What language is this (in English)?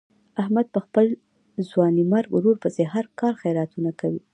Pashto